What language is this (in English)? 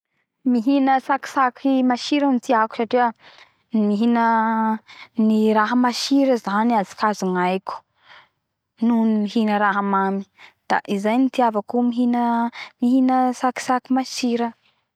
Bara Malagasy